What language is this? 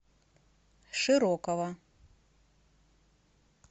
Russian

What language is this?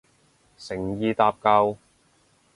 Cantonese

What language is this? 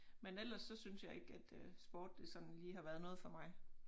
Danish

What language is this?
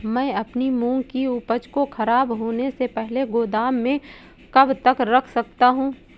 Hindi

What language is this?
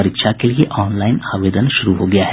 Hindi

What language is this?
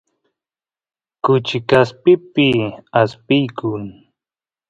Santiago del Estero Quichua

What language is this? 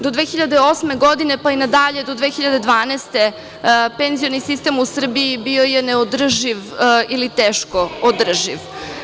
Serbian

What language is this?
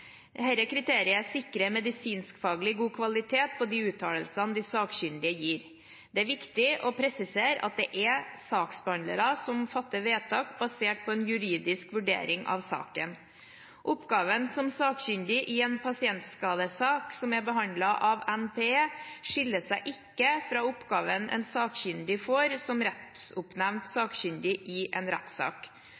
Norwegian Bokmål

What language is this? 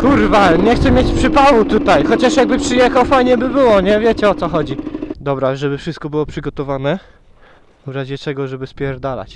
Polish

